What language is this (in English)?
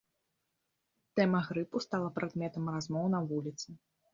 Belarusian